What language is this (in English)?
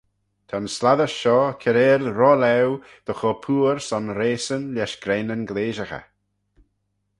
Manx